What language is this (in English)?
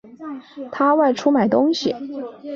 Chinese